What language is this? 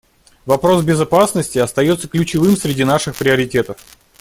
Russian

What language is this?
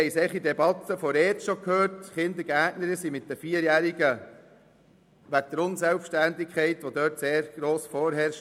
Swiss German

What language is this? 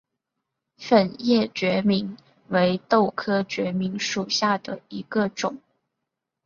Chinese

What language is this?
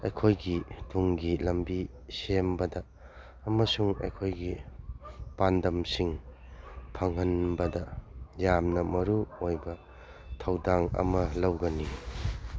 Manipuri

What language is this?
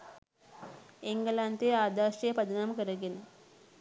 Sinhala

